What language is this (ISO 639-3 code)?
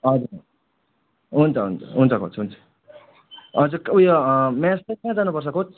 nep